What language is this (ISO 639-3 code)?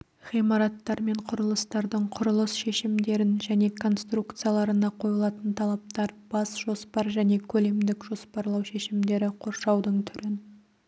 kaz